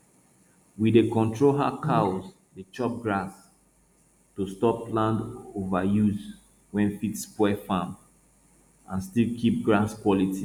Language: Nigerian Pidgin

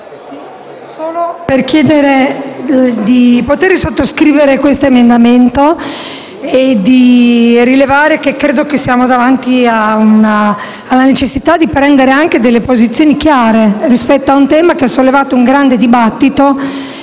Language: Italian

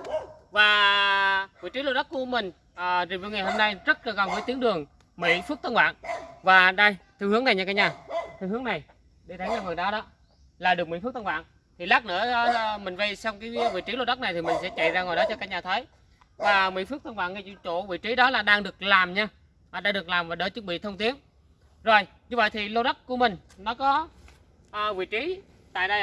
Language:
Vietnamese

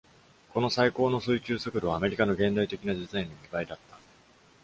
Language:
Japanese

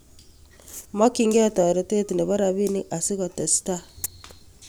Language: Kalenjin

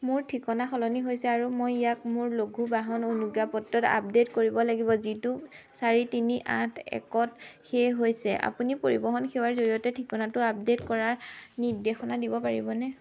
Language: Assamese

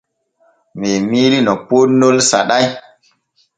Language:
Borgu Fulfulde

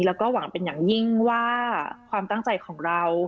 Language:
Thai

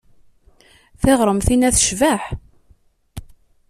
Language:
Kabyle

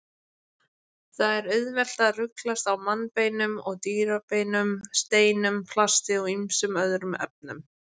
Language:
Icelandic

